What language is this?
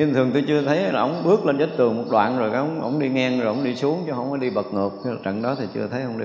Vietnamese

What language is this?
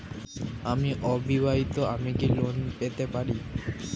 Bangla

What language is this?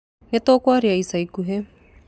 Kikuyu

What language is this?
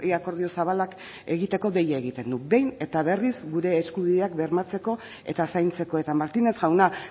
Basque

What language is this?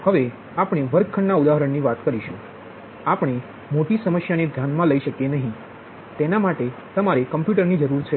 Gujarati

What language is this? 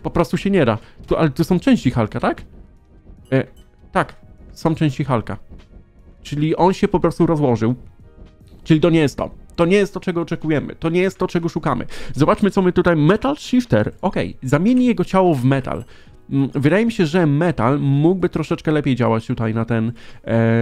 Polish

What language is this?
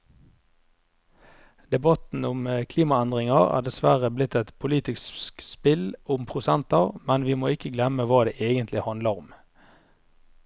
Norwegian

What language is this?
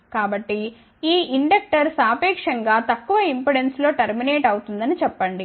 Telugu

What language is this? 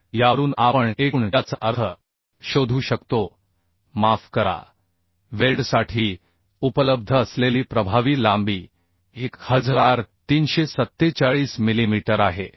Marathi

